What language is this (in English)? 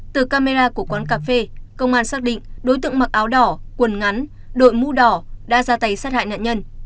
Vietnamese